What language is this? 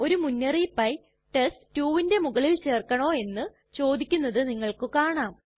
Malayalam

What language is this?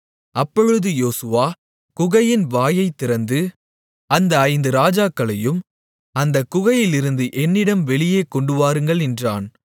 Tamil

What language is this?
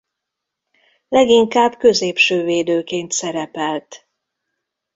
Hungarian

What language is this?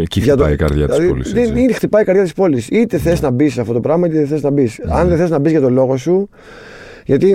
Greek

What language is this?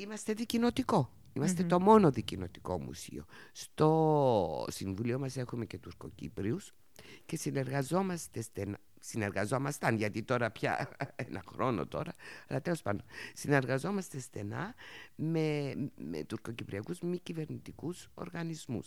Greek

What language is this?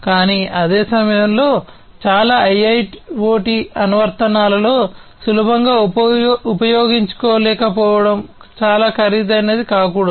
Telugu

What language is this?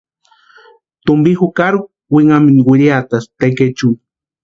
Western Highland Purepecha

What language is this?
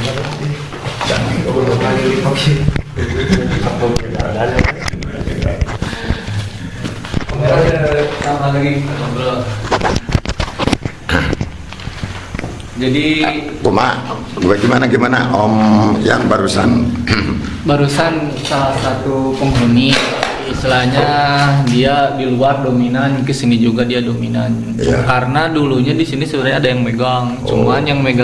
Indonesian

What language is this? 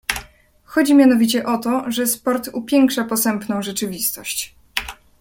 Polish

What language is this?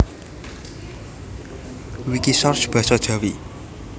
Javanese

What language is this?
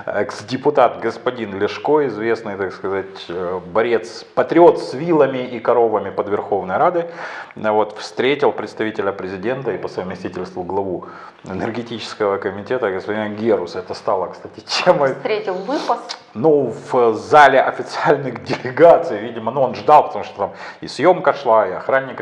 Russian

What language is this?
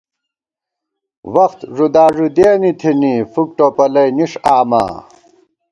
Gawar-Bati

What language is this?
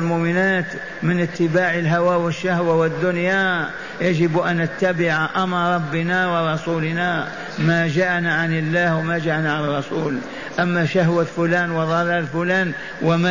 Arabic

